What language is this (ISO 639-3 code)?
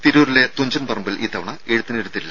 mal